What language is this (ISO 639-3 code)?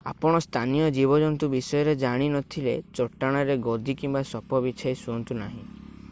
ori